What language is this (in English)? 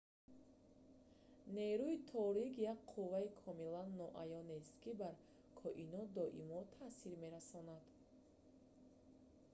Tajik